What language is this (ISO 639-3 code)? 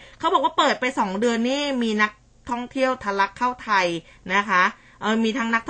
tha